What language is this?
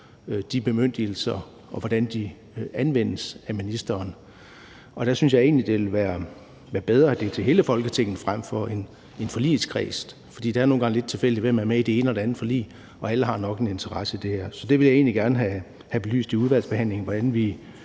Danish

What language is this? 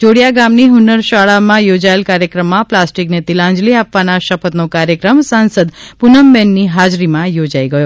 Gujarati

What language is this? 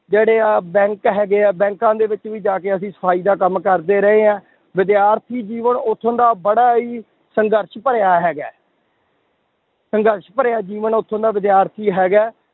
Punjabi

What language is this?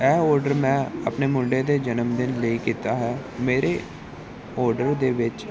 Punjabi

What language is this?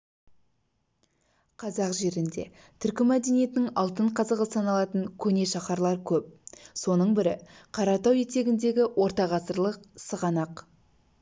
Kazakh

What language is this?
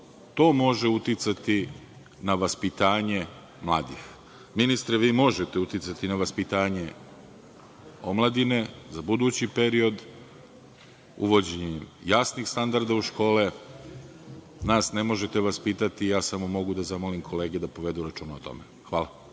Serbian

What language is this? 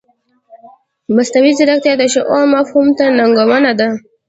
Pashto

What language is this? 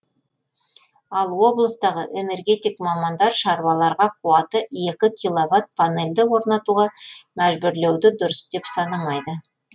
Kazakh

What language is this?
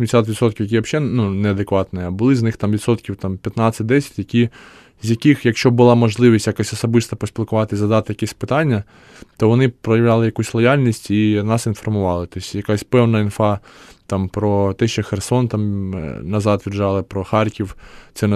Ukrainian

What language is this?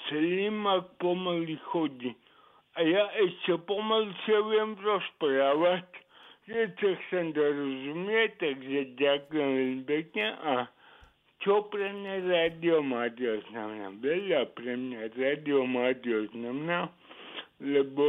Slovak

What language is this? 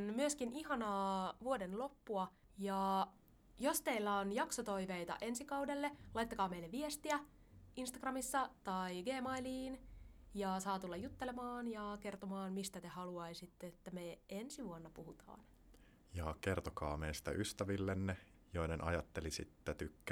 Finnish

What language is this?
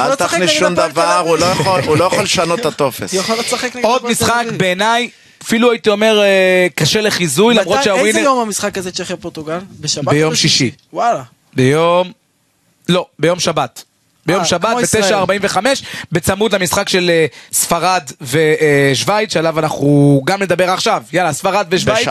Hebrew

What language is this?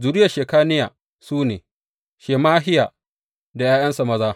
Hausa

